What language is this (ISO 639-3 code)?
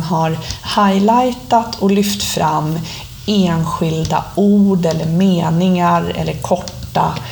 swe